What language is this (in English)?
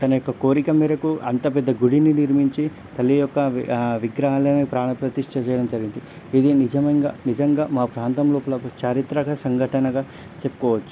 Telugu